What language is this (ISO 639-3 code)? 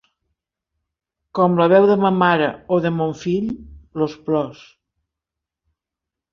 cat